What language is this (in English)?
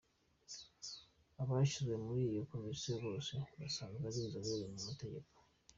Kinyarwanda